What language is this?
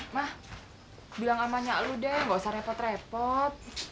Indonesian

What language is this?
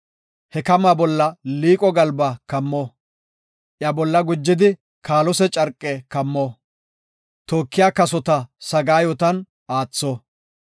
Gofa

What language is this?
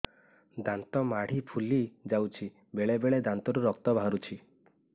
Odia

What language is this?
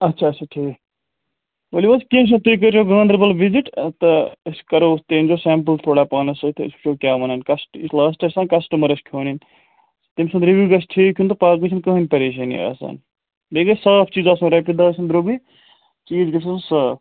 Kashmiri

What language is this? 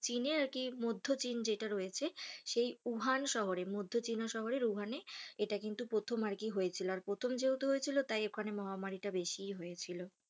Bangla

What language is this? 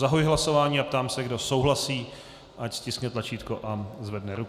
Czech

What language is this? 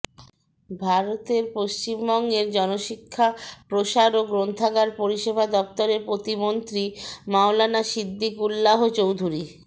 Bangla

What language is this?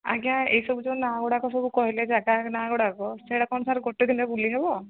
Odia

